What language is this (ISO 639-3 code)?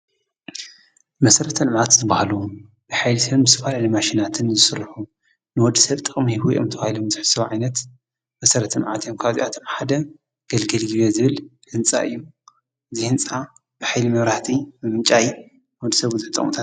tir